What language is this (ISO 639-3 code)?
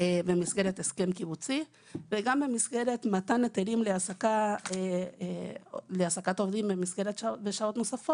heb